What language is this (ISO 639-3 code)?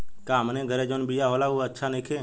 bho